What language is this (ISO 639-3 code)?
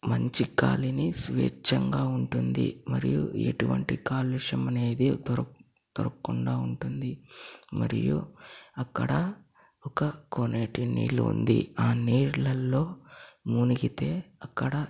tel